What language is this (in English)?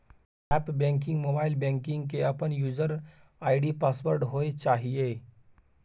Maithili